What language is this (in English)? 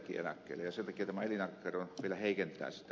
Finnish